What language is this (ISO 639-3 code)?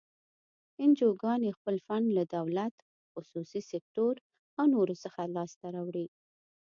pus